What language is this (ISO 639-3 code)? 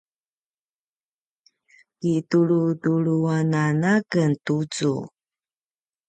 pwn